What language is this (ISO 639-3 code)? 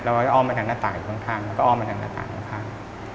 tha